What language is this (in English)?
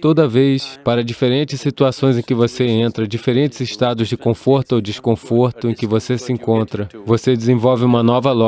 Portuguese